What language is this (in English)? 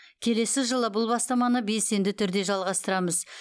Kazakh